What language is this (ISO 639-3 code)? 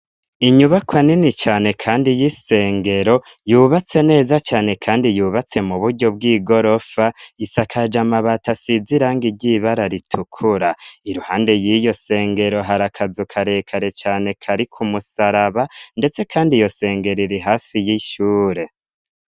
run